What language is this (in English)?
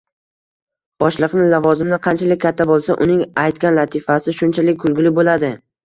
Uzbek